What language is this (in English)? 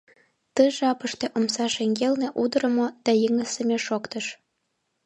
Mari